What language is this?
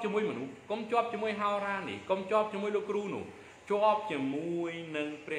Thai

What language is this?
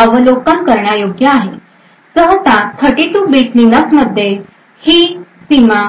Marathi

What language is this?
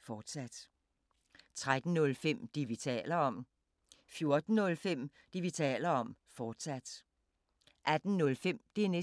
Danish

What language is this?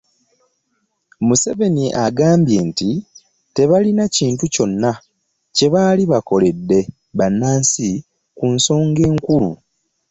Ganda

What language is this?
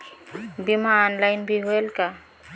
Chhattisgarhi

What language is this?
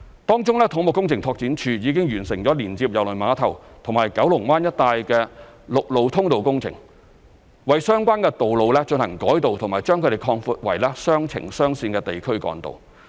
Cantonese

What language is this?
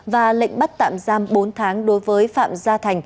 Vietnamese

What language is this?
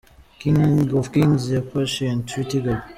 Kinyarwanda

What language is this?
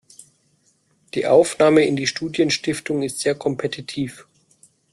German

